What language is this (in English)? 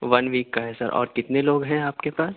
Urdu